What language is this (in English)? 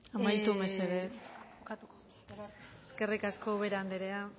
Basque